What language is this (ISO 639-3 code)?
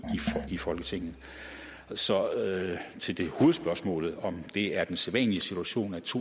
dan